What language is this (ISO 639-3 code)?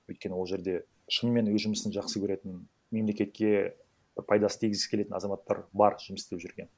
kaz